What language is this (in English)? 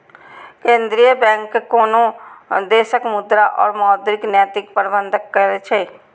Maithili